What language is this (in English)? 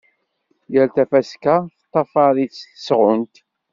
Kabyle